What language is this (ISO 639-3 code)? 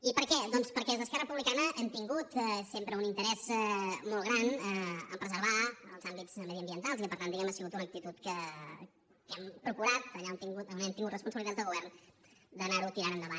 cat